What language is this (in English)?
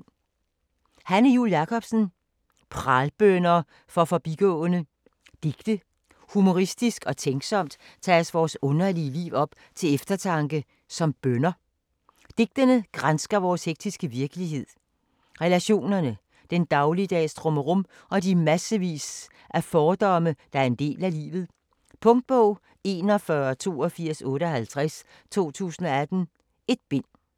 Danish